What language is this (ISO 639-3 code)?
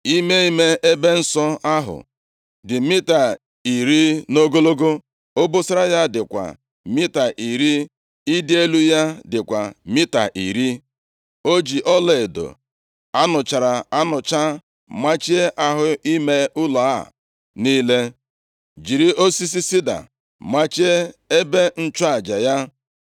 ibo